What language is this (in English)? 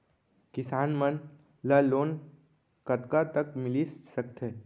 Chhattisgarhi